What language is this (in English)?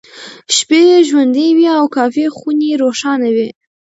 Pashto